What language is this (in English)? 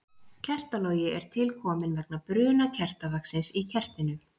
Icelandic